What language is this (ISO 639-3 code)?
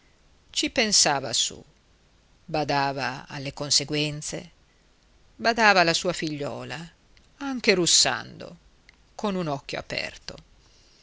ita